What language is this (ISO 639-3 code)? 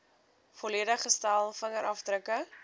afr